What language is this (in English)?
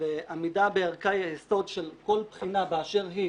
Hebrew